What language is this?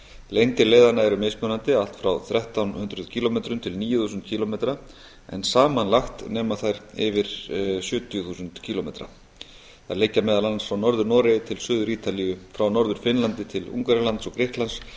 Icelandic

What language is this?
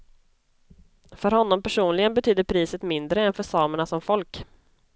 Swedish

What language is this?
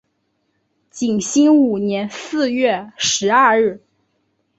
Chinese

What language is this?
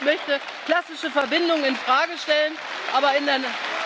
German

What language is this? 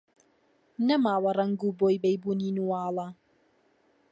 Central Kurdish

